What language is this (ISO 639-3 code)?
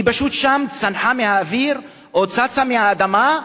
heb